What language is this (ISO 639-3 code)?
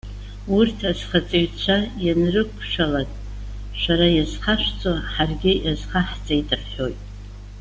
abk